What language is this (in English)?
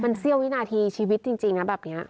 Thai